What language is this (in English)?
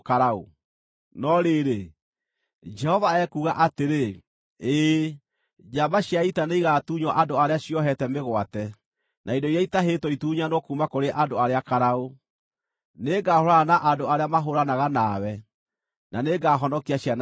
Kikuyu